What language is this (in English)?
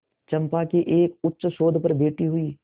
Hindi